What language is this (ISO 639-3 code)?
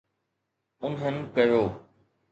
snd